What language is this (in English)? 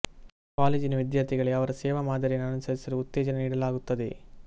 Kannada